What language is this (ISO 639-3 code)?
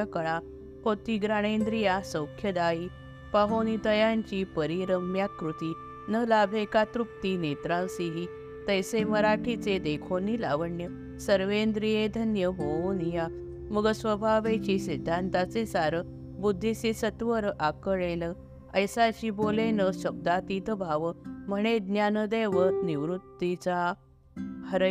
mar